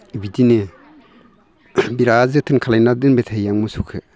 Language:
Bodo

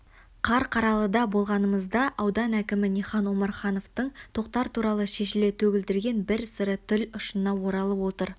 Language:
Kazakh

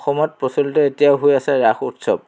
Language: Assamese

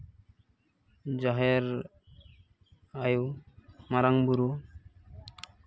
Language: Santali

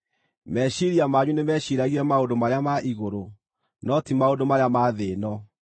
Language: Kikuyu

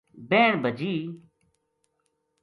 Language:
Gujari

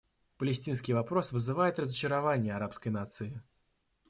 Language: Russian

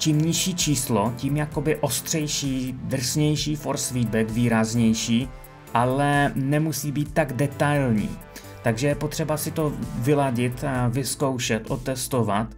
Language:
Czech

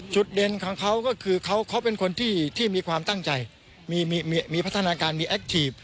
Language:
Thai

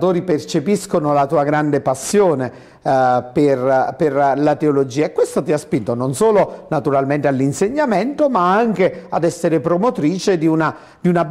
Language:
Italian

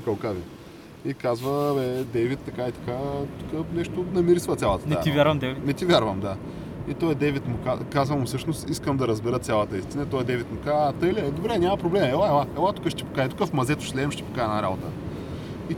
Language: Bulgarian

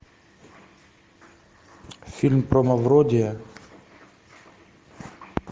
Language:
Russian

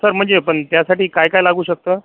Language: Marathi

